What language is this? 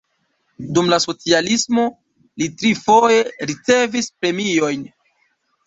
Esperanto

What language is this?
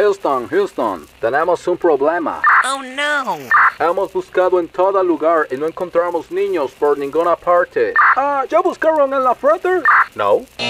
Spanish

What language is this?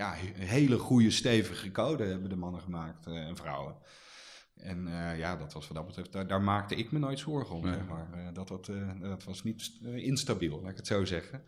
Dutch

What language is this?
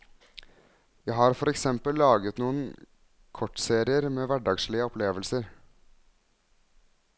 Norwegian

